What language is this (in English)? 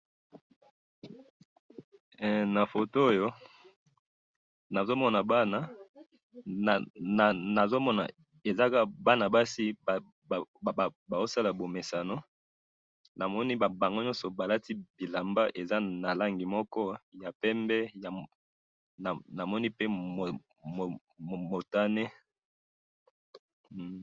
Lingala